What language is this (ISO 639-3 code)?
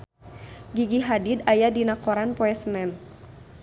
sun